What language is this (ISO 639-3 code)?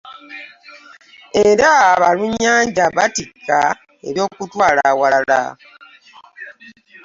lug